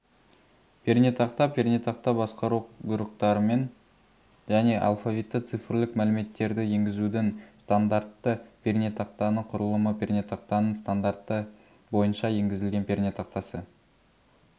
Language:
Kazakh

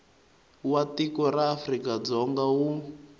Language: Tsonga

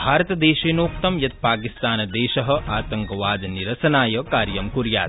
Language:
Sanskrit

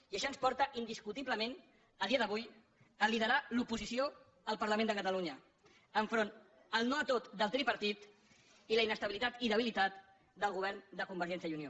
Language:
Catalan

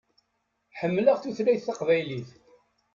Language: Kabyle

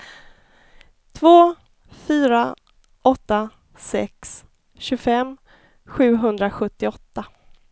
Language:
Swedish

